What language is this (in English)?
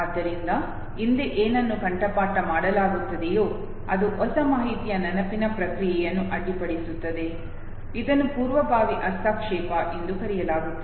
Kannada